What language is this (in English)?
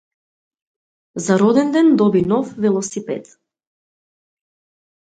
Macedonian